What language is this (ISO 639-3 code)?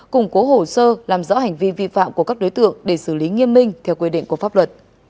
vie